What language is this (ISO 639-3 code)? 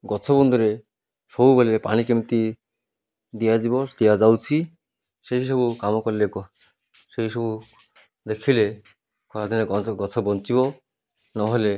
ori